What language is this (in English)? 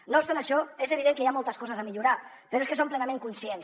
Catalan